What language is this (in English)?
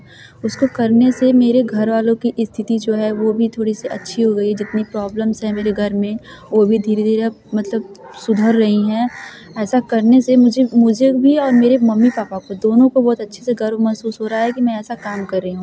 Hindi